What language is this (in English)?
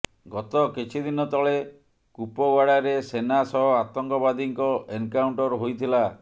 Odia